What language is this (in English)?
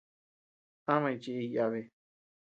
Tepeuxila Cuicatec